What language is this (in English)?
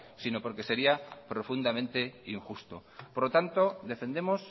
Spanish